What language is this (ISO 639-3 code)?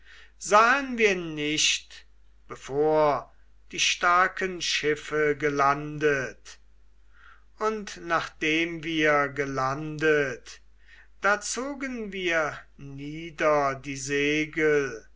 deu